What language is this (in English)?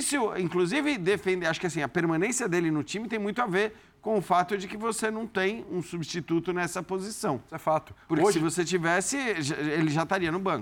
Portuguese